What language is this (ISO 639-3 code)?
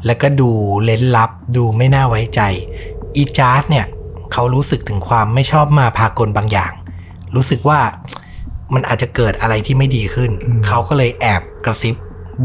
tha